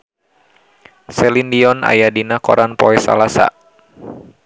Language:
Sundanese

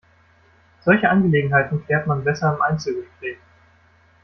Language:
German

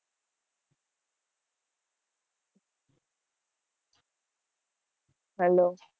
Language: Gujarati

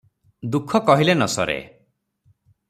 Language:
Odia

